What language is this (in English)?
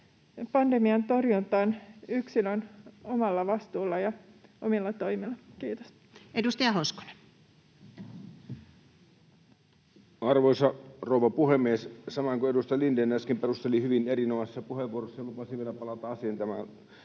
Finnish